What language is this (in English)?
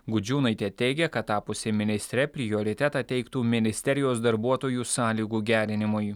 Lithuanian